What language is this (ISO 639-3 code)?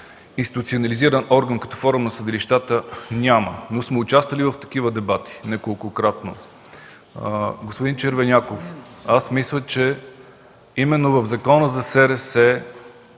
bul